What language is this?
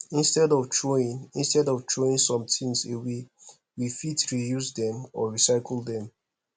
Nigerian Pidgin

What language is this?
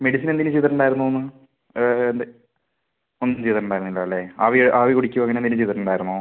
Malayalam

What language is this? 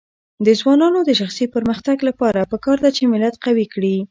Pashto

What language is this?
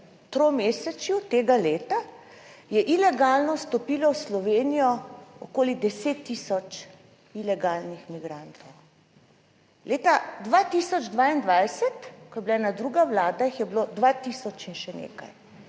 Slovenian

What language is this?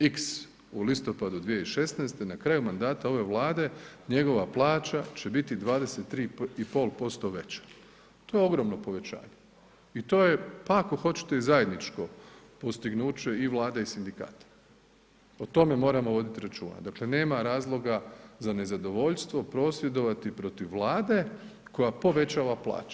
Croatian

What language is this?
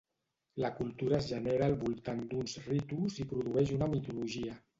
Catalan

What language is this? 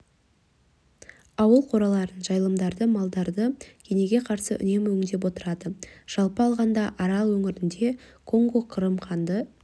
Kazakh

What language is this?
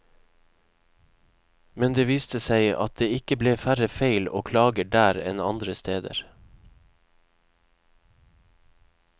Norwegian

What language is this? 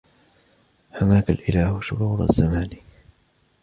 Arabic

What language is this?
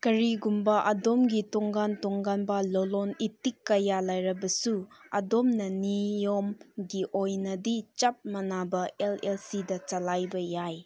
Manipuri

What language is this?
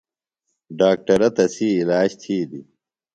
Phalura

